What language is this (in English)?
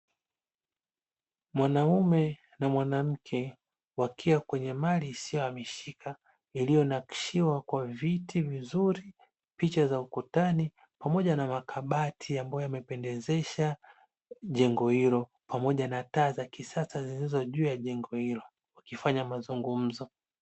Swahili